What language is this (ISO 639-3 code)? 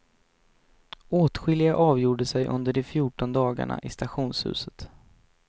swe